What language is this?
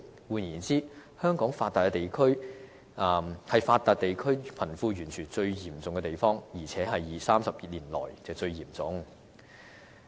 Cantonese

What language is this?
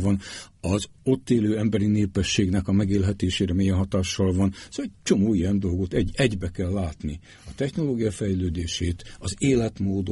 Hungarian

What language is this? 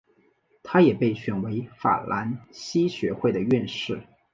Chinese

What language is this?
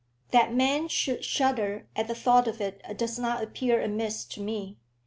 English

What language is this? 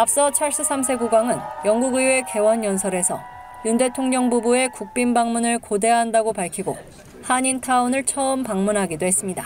Korean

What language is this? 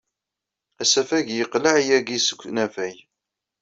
Kabyle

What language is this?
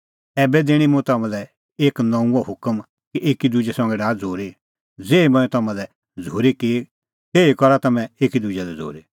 Kullu Pahari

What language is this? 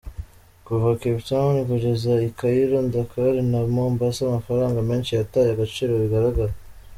Kinyarwanda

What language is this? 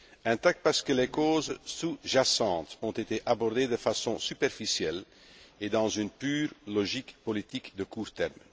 French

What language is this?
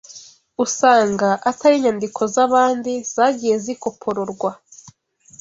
Kinyarwanda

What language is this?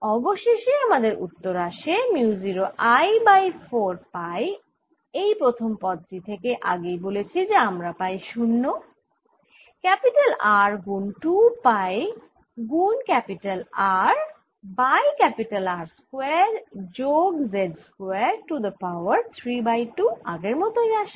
Bangla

